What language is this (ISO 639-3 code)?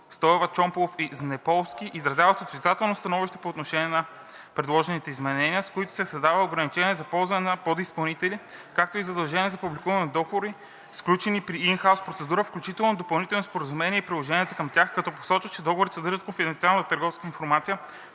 bul